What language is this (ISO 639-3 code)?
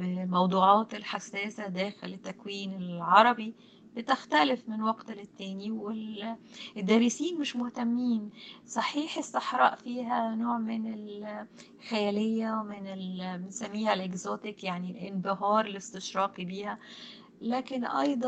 ara